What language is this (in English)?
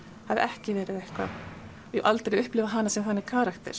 Icelandic